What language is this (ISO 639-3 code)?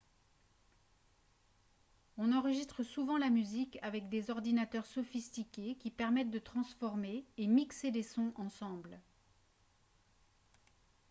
fra